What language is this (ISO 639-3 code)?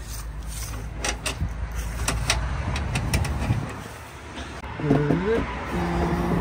tur